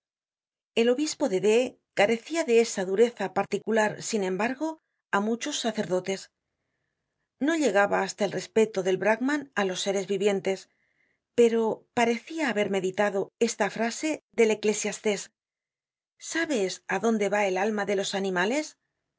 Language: Spanish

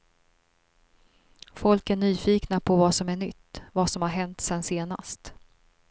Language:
Swedish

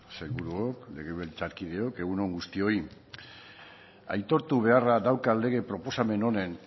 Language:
Basque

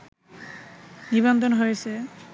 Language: Bangla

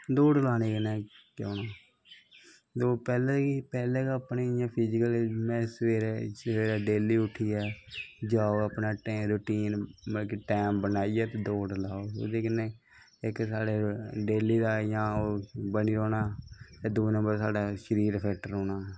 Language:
Dogri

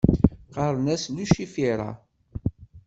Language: Kabyle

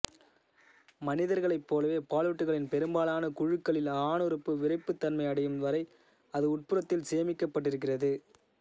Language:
Tamil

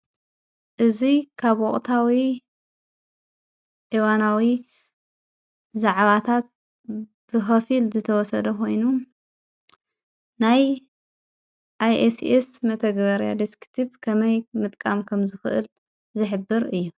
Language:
Tigrinya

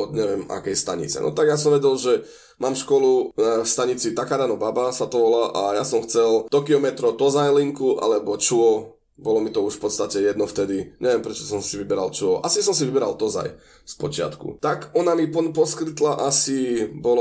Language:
Slovak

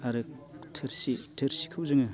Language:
Bodo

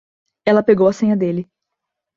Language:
Portuguese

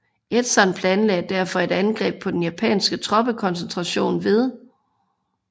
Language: Danish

